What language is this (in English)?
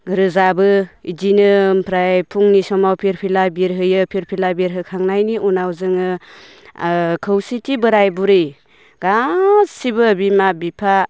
Bodo